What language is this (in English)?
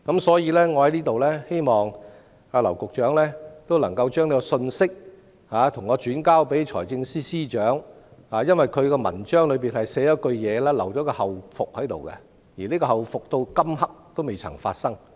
Cantonese